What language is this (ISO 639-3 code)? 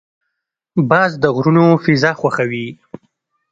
pus